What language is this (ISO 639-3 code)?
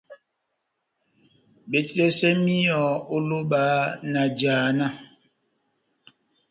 bnm